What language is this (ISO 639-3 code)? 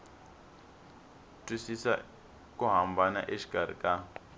tso